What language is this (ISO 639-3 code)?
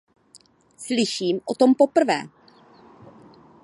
ces